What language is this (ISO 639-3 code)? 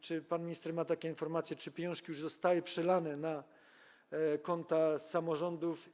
pol